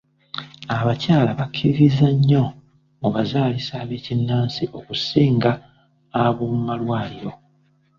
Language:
Ganda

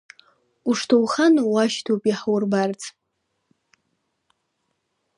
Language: Abkhazian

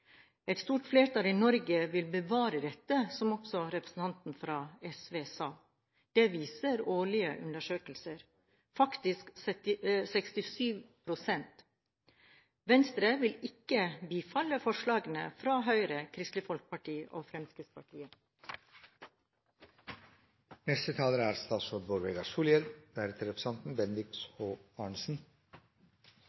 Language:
Norwegian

